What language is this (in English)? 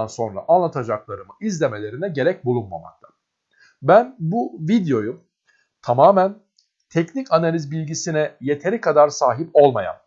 Turkish